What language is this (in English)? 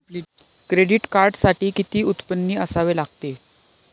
Marathi